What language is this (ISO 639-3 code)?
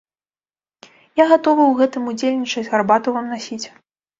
bel